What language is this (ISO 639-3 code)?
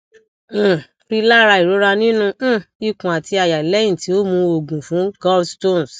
yor